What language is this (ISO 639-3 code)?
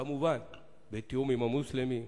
heb